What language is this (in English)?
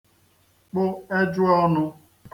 Igbo